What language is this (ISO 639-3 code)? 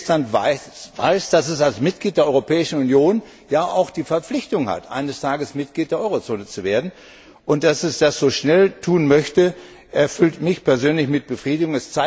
deu